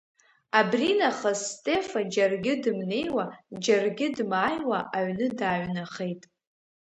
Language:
Abkhazian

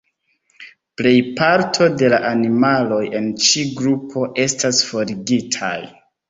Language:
Esperanto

